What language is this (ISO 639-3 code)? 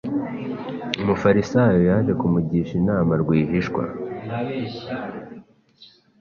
kin